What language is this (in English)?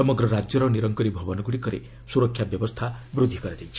Odia